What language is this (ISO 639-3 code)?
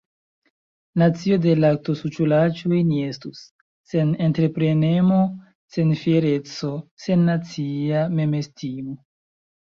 epo